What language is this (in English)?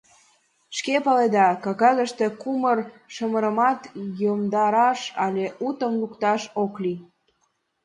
Mari